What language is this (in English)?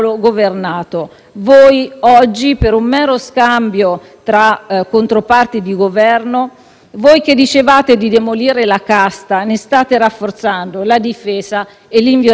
Italian